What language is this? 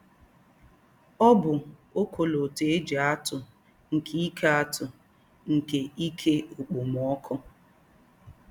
Igbo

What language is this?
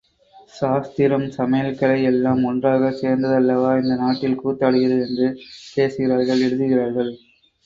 Tamil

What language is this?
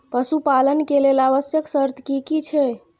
Maithili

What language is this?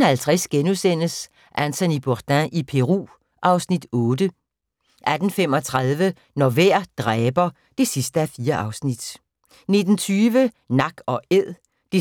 Danish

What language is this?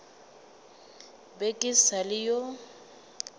Northern Sotho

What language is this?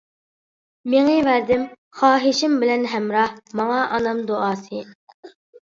Uyghur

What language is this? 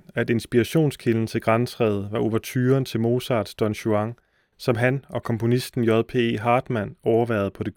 Danish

